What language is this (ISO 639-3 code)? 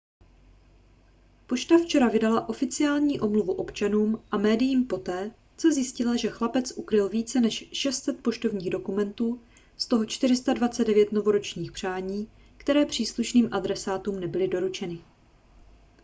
ces